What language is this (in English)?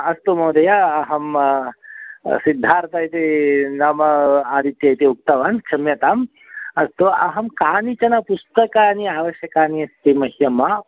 Sanskrit